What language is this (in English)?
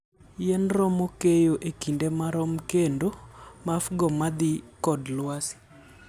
Luo (Kenya and Tanzania)